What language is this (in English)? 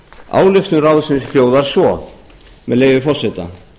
Icelandic